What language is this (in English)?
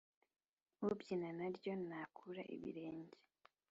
Kinyarwanda